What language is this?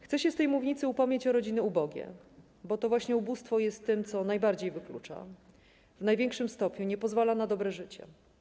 Polish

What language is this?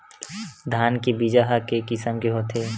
Chhattisgarhi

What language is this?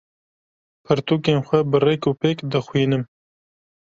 Kurdish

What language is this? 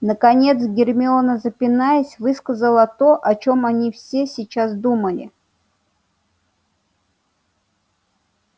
Russian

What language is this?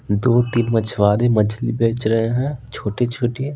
Hindi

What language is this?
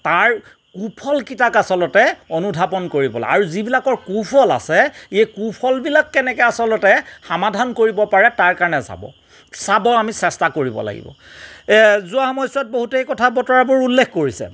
Assamese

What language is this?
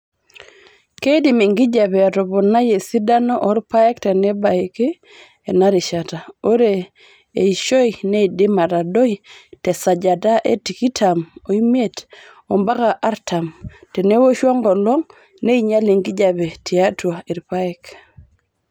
Masai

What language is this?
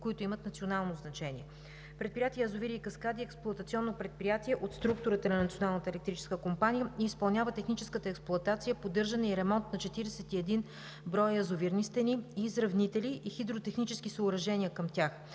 Bulgarian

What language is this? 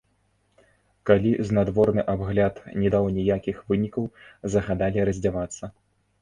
Belarusian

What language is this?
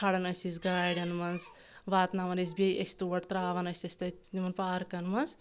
Kashmiri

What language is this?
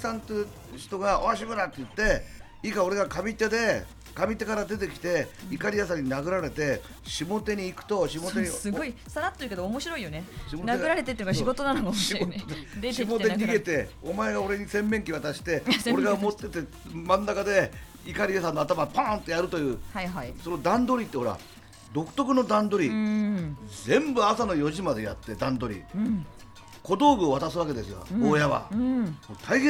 Japanese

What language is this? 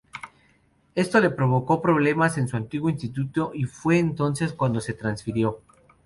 Spanish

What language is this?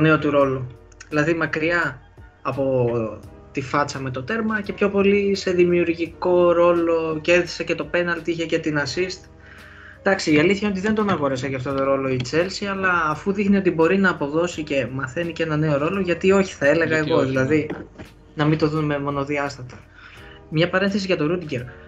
Greek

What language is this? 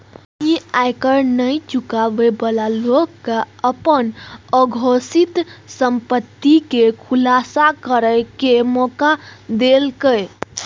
Maithili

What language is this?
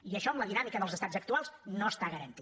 Catalan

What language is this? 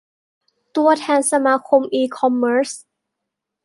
Thai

